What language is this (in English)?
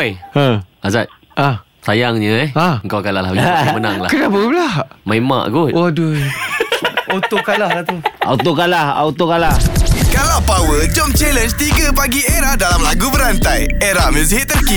Malay